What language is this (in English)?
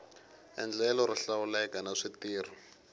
Tsonga